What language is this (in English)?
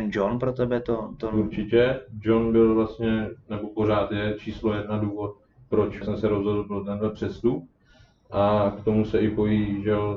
Czech